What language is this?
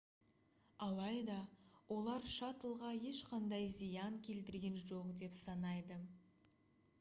Kazakh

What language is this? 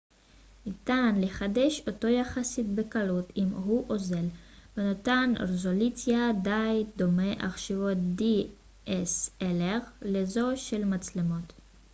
Hebrew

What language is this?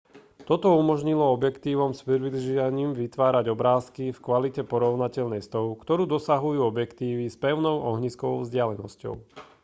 Slovak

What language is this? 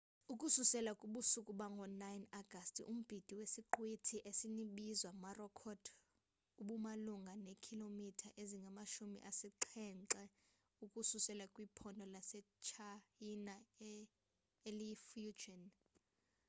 Xhosa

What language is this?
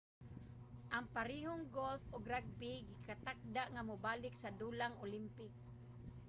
Cebuano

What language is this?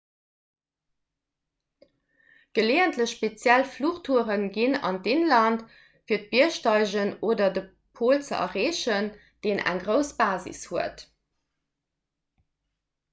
Luxembourgish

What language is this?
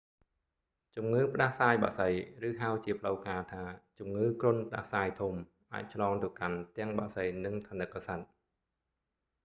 Khmer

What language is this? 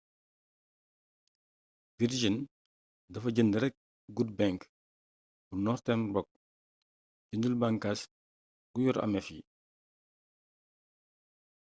Wolof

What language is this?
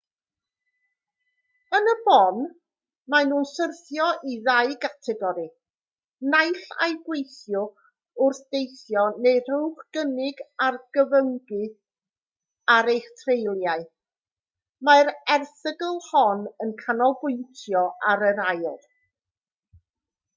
Welsh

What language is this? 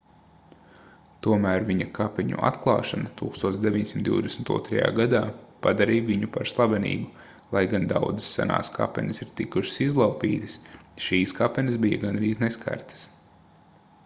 Latvian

